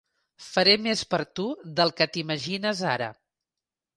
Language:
Catalan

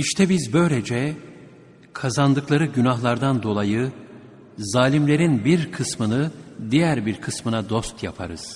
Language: Turkish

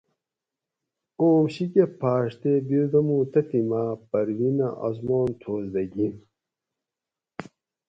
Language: Gawri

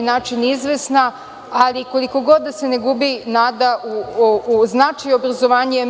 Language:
Serbian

